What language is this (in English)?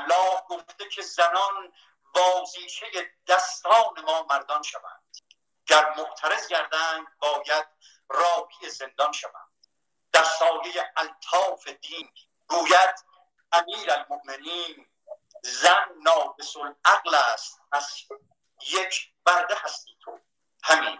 Persian